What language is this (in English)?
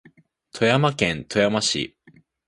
Japanese